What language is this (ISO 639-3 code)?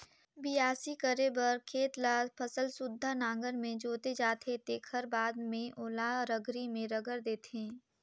hne